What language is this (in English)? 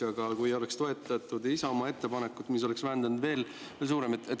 Estonian